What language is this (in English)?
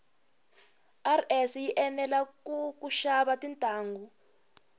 Tsonga